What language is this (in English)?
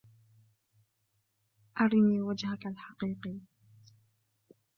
Arabic